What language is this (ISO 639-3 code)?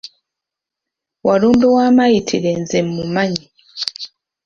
lug